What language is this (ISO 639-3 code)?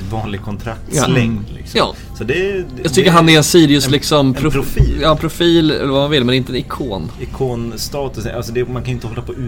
swe